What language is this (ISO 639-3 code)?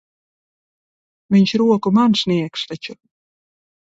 lav